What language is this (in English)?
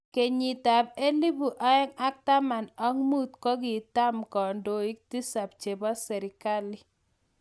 Kalenjin